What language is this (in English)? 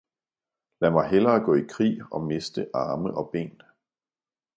Danish